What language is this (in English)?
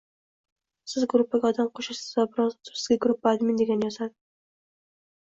Uzbek